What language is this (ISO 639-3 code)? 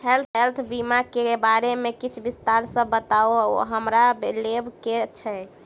mai